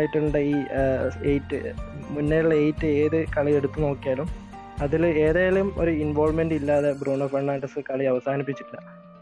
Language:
Malayalam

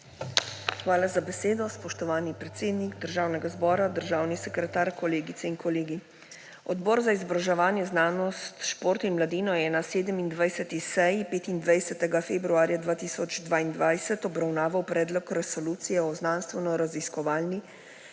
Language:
Slovenian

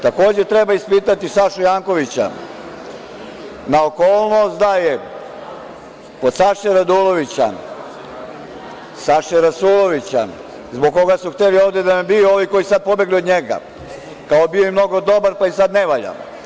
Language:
Serbian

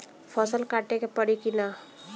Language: Bhojpuri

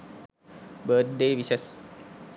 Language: Sinhala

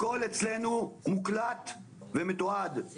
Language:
Hebrew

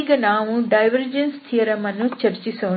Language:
Kannada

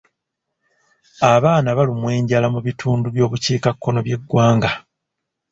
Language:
Ganda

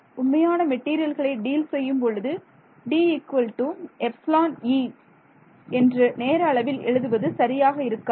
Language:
Tamil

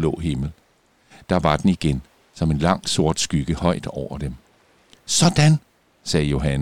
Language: Danish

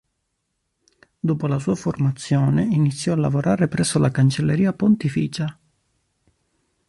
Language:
Italian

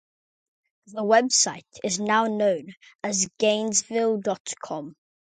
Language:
English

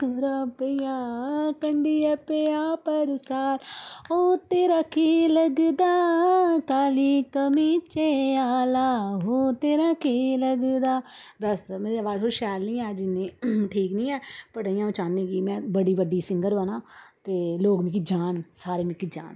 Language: Dogri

